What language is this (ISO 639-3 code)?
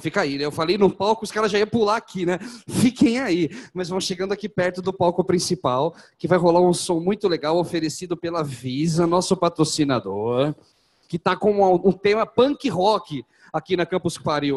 por